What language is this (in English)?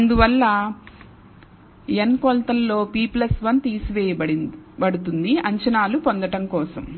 Telugu